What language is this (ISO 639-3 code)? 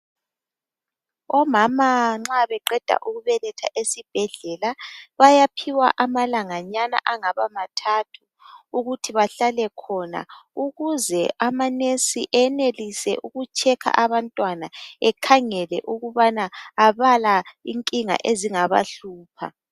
nde